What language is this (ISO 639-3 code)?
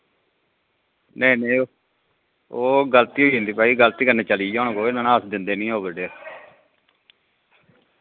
doi